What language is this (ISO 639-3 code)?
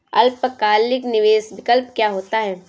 hin